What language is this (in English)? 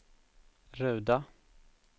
Swedish